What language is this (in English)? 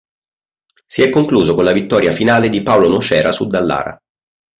Italian